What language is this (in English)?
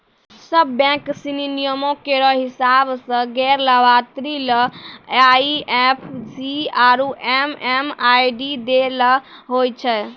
Maithili